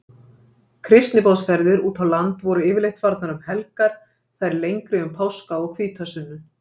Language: Icelandic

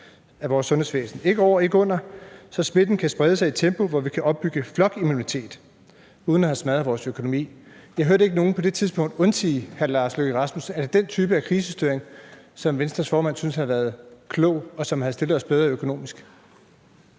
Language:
Danish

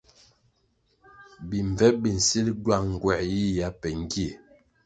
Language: Kwasio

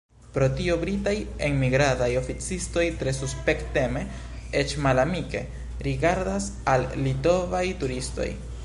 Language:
Esperanto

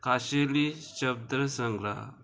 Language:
Konkani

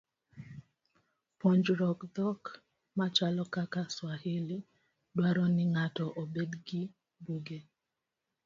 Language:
Luo (Kenya and Tanzania)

